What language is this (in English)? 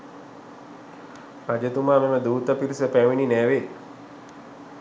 Sinhala